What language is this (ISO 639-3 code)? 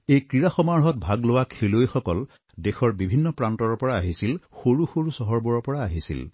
asm